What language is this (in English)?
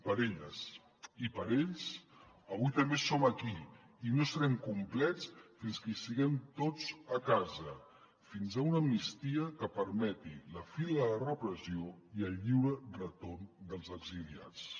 Catalan